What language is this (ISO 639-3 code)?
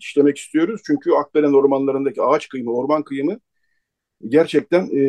tur